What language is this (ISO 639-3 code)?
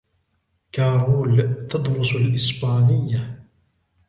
ara